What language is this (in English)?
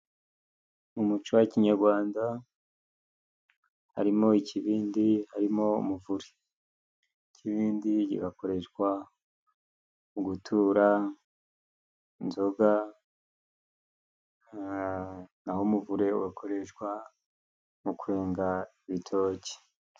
Kinyarwanda